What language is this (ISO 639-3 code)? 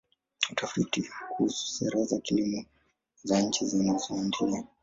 swa